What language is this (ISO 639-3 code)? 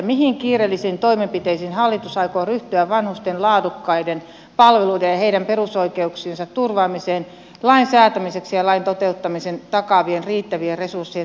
fin